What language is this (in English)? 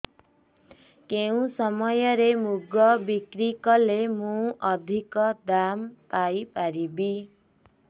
Odia